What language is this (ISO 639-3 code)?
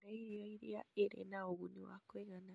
kik